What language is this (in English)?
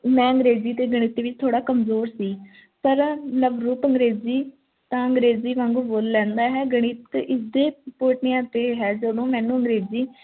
Punjabi